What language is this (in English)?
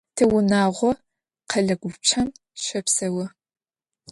Adyghe